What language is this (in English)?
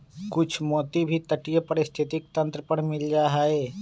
Magahi